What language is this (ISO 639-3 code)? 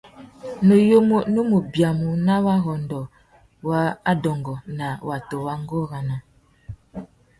bag